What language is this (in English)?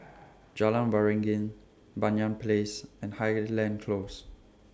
English